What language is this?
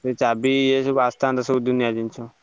Odia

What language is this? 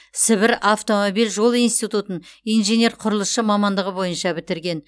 Kazakh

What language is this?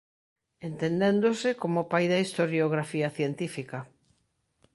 Galician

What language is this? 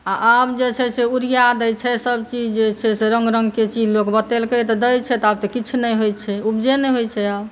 Maithili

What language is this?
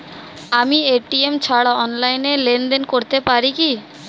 Bangla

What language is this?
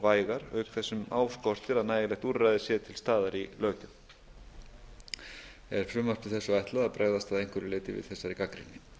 Icelandic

